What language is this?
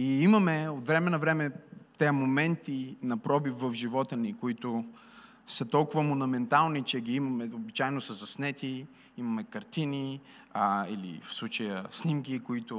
Bulgarian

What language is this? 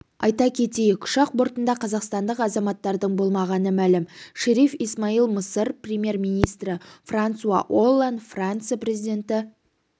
Kazakh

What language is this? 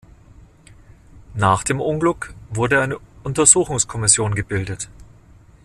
German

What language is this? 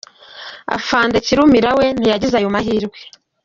Kinyarwanda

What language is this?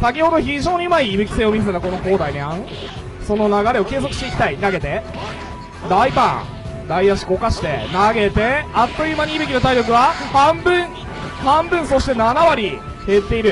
Japanese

